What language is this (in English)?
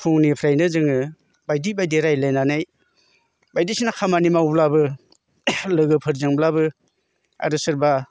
Bodo